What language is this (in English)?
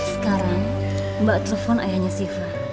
Indonesian